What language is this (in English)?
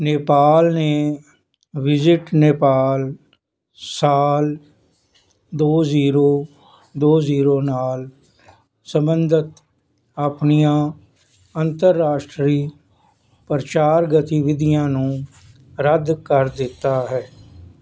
Punjabi